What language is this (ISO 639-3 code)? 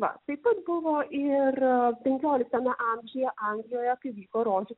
lit